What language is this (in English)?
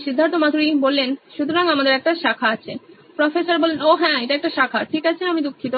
Bangla